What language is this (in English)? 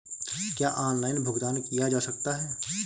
Hindi